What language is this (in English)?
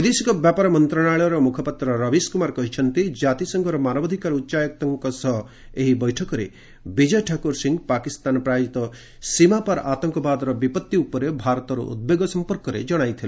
Odia